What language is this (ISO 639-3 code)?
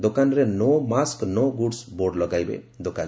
ori